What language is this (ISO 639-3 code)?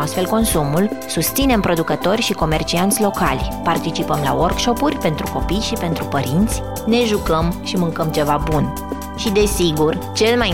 ron